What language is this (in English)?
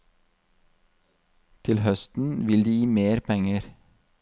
Norwegian